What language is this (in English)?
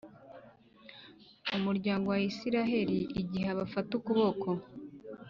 Kinyarwanda